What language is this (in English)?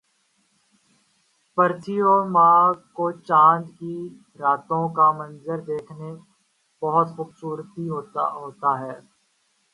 Urdu